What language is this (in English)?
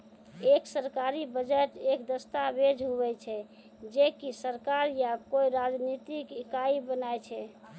Maithili